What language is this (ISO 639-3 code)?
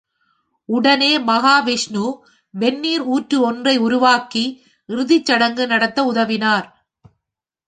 tam